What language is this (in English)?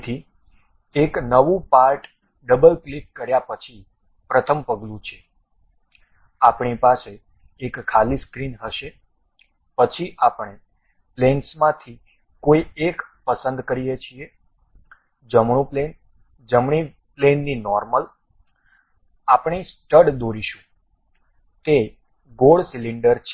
Gujarati